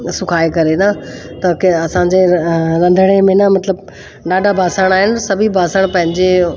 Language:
Sindhi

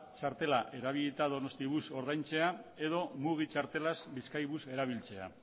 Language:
Basque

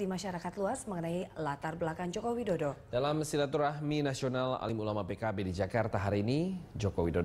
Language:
Indonesian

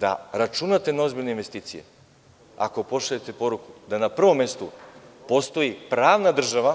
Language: Serbian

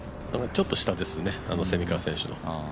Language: Japanese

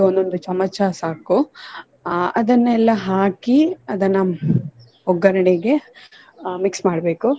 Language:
Kannada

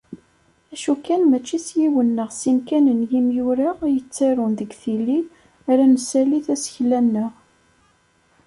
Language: Kabyle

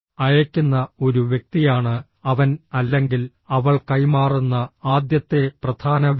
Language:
Malayalam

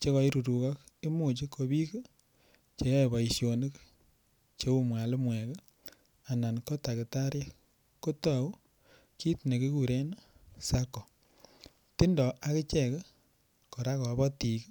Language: Kalenjin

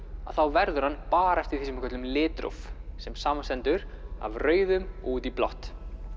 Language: Icelandic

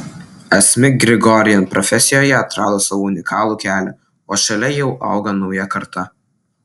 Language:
Lithuanian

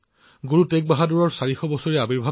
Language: Assamese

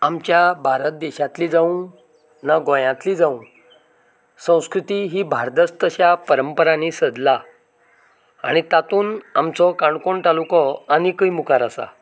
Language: Konkani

